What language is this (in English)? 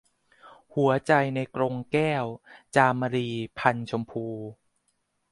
Thai